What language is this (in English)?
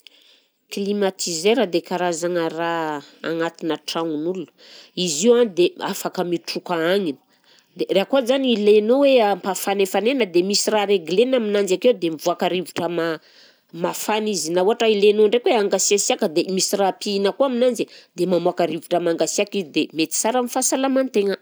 Southern Betsimisaraka Malagasy